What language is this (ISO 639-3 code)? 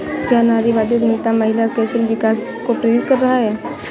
hin